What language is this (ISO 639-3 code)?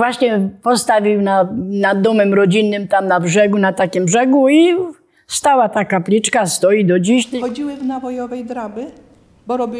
pol